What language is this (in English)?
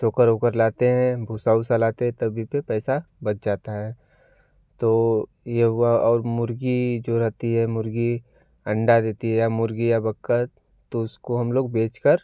Hindi